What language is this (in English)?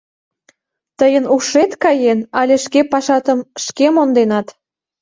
Mari